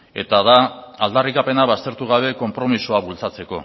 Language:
Basque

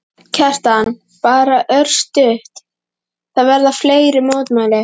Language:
Icelandic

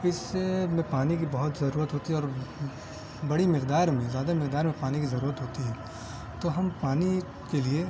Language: Urdu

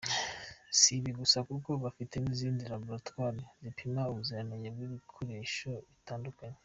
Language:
Kinyarwanda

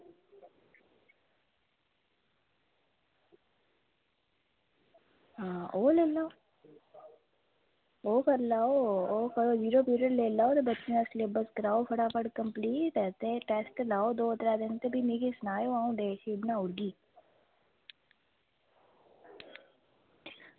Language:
Dogri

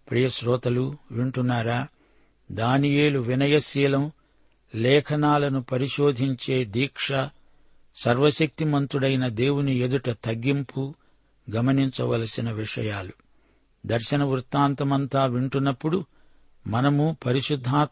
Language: Telugu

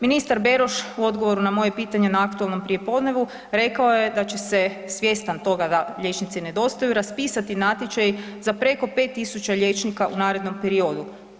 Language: Croatian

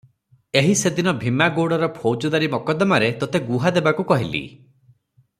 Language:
Odia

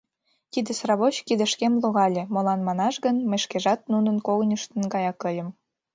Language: Mari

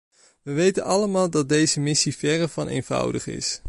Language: Dutch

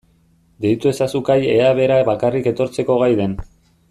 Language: Basque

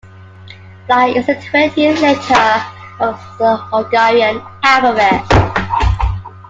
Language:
English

